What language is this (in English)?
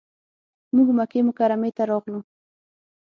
Pashto